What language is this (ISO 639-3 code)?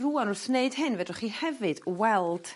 cym